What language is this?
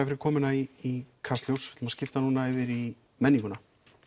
Icelandic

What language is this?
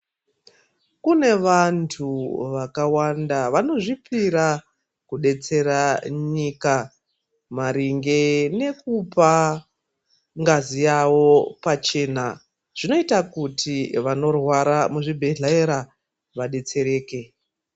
Ndau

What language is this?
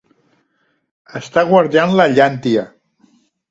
Catalan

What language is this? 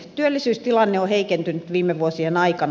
Finnish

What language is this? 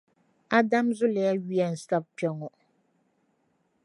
Dagbani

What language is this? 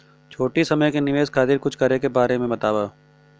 Bhojpuri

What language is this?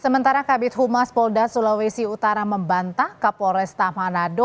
Indonesian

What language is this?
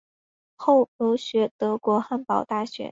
Chinese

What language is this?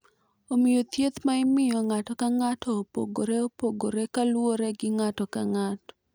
Luo (Kenya and Tanzania)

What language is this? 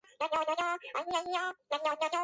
Georgian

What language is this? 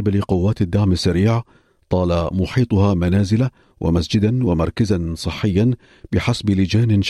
Arabic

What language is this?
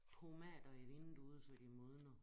Danish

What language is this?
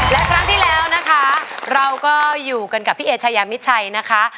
Thai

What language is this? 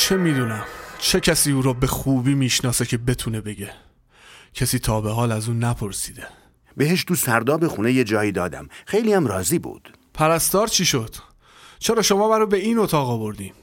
Persian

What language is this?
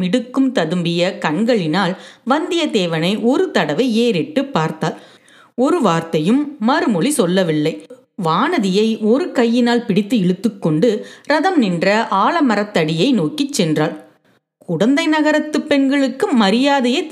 Tamil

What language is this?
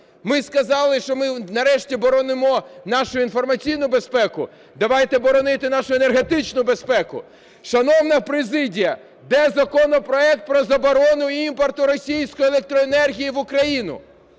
Ukrainian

